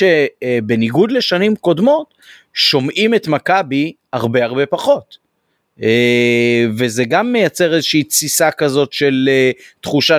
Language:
Hebrew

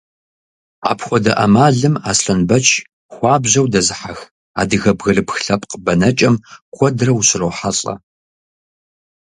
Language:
Kabardian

